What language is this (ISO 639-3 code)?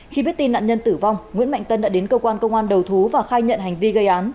vie